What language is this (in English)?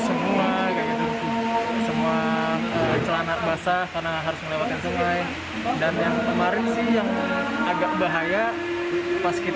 Indonesian